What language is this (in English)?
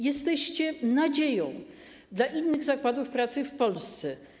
Polish